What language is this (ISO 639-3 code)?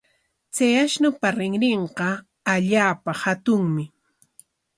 qwa